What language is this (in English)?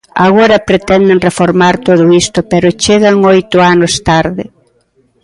Galician